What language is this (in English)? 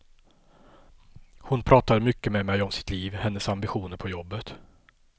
Swedish